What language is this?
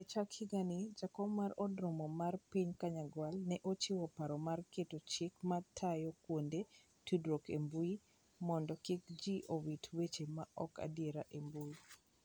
Luo (Kenya and Tanzania)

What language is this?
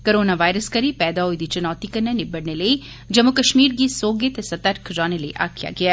Dogri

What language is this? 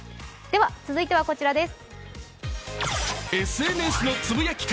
Japanese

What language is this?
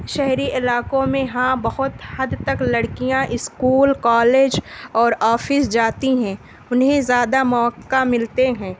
Urdu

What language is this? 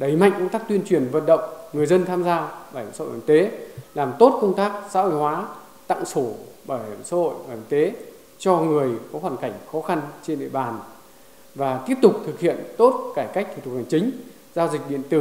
Vietnamese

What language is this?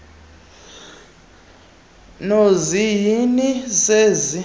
Xhosa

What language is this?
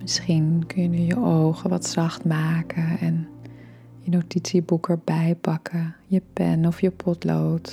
Dutch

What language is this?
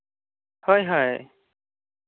Santali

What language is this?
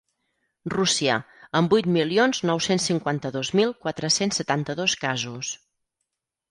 Catalan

